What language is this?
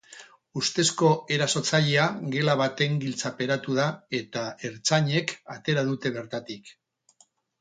Basque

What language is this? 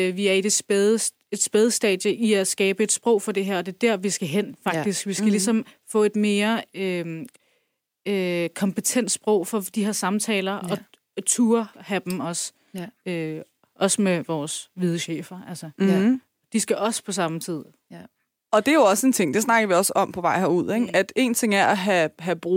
Danish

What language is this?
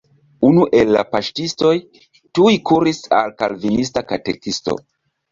Esperanto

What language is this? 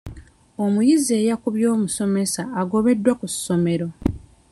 Ganda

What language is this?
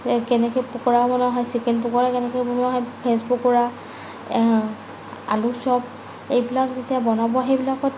Assamese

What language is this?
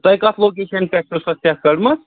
Kashmiri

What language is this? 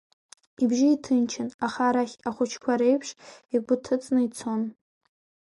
Abkhazian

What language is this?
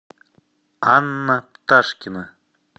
Russian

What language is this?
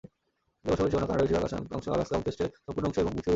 Bangla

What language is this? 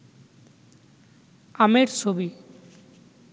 Bangla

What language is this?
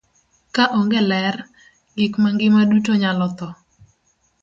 Luo (Kenya and Tanzania)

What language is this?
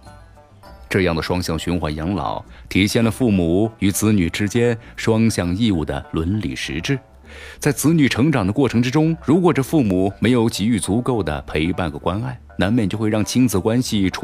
Chinese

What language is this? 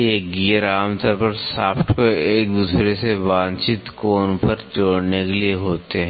Hindi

